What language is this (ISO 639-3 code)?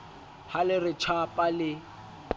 sot